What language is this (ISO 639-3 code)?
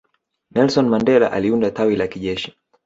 swa